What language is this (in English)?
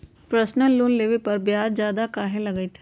Magahi